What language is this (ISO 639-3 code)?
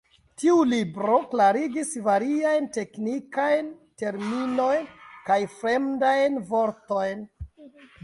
epo